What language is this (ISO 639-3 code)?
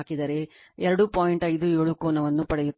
kan